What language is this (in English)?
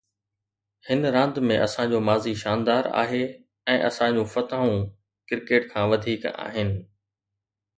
Sindhi